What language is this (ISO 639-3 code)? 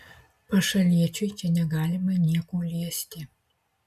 lit